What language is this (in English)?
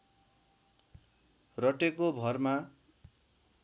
Nepali